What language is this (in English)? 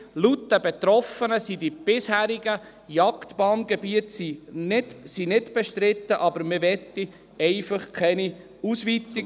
Swiss German